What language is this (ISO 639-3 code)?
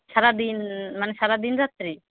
ben